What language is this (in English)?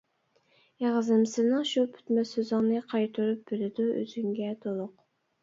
Uyghur